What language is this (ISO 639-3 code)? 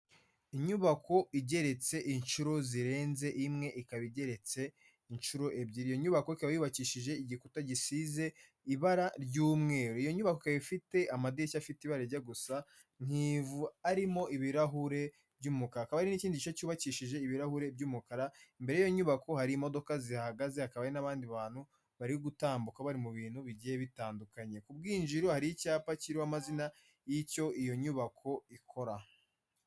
kin